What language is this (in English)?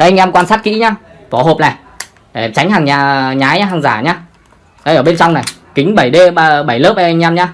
Vietnamese